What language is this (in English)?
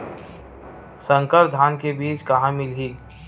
Chhattisgarhi